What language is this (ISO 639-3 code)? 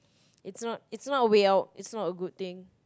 eng